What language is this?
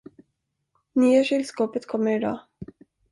Swedish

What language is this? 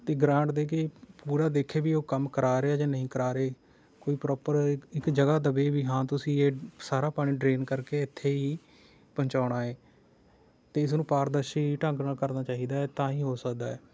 Punjabi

